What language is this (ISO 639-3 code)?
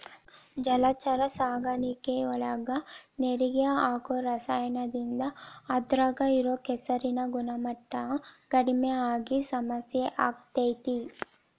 kan